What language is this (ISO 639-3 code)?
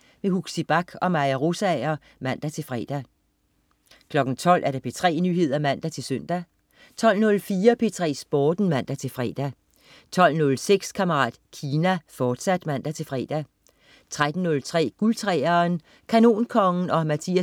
dan